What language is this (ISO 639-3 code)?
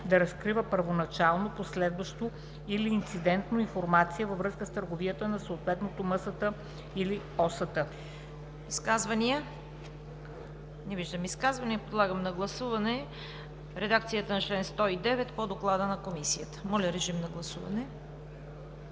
bul